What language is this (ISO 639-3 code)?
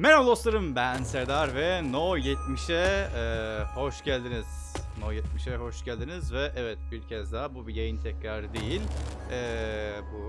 tur